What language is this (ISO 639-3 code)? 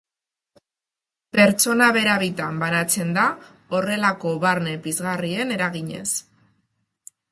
eus